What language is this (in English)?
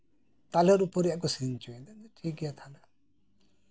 Santali